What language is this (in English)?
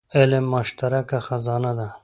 Pashto